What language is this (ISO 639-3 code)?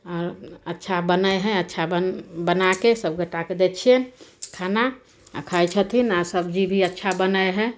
mai